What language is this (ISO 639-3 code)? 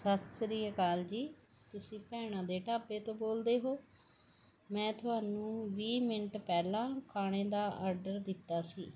pan